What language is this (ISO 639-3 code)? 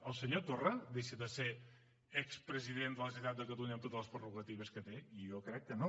cat